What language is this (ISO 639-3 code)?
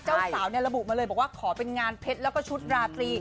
tha